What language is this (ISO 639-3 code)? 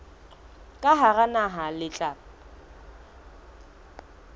sot